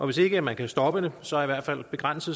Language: Danish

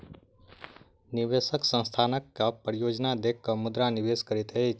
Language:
Maithili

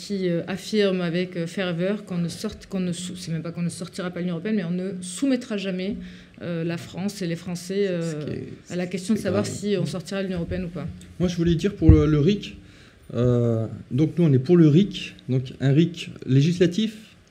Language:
French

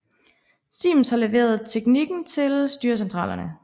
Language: Danish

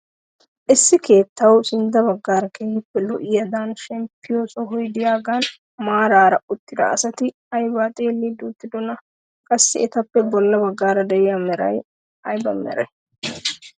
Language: Wolaytta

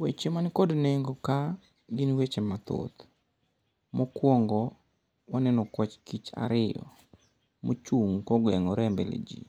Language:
Luo (Kenya and Tanzania)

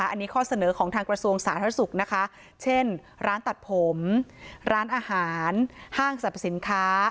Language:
Thai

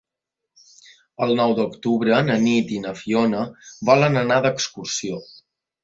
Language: Catalan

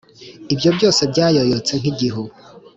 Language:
Kinyarwanda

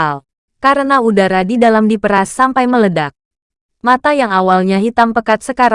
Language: Indonesian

